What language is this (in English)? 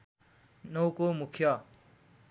Nepali